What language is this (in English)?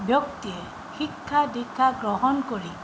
Assamese